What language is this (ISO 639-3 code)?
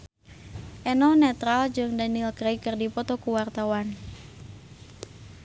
sun